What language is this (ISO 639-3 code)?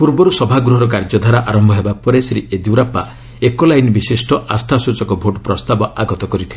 ori